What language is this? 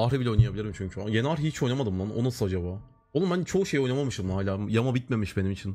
Turkish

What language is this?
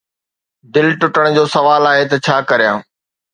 Sindhi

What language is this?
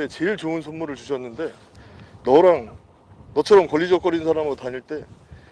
Korean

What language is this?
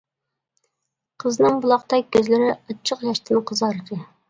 Uyghur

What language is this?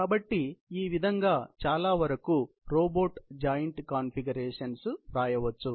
Telugu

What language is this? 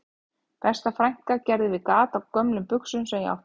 Icelandic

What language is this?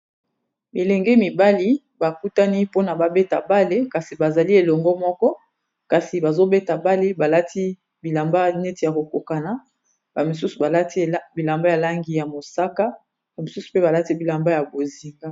Lingala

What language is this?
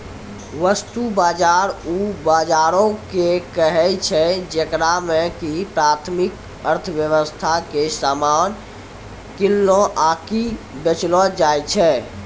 Maithili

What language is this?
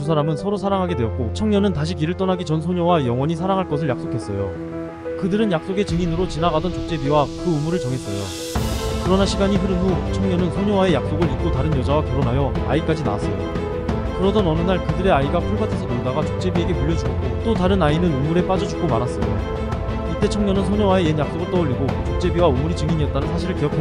Korean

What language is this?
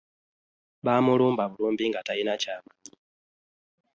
Ganda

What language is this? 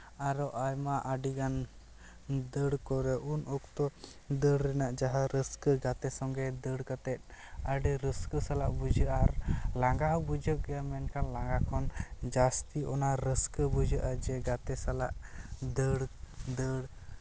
Santali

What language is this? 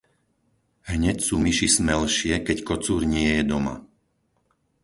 Slovak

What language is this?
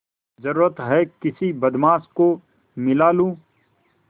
Hindi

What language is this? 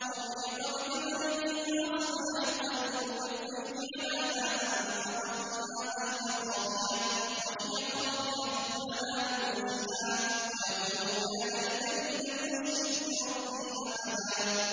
Arabic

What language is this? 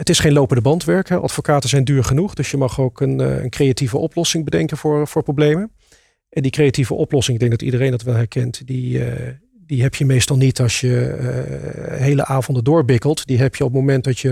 Dutch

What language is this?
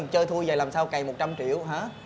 Vietnamese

